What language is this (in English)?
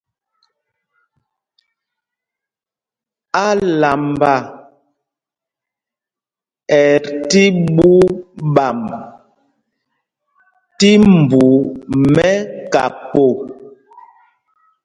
Mpumpong